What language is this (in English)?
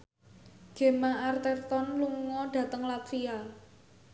Javanese